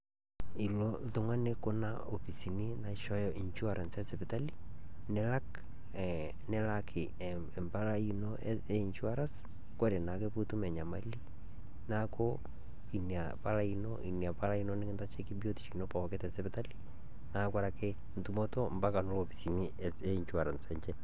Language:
Masai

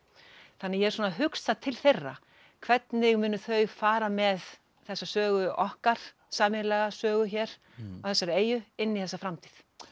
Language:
Icelandic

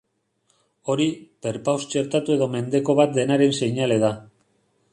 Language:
Basque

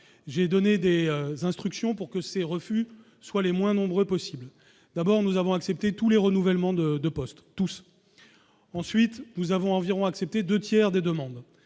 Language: French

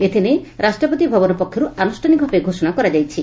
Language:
Odia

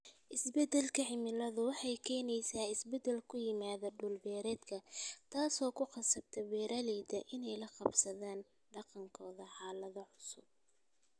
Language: Somali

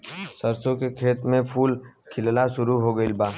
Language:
Bhojpuri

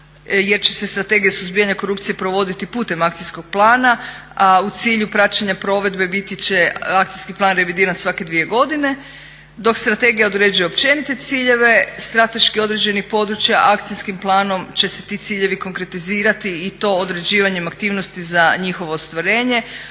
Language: Croatian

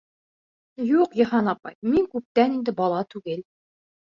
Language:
Bashkir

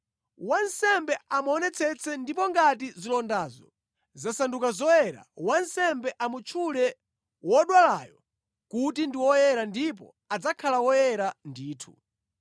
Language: Nyanja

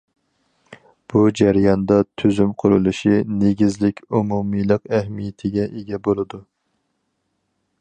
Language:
Uyghur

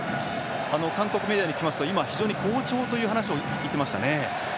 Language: Japanese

